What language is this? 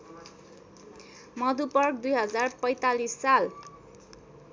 Nepali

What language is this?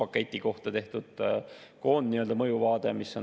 Estonian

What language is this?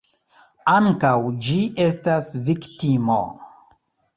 Esperanto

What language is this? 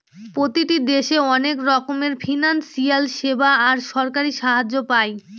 Bangla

